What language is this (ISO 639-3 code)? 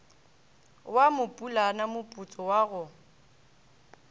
nso